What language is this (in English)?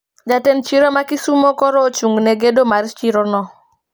Luo (Kenya and Tanzania)